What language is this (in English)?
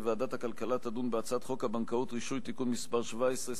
Hebrew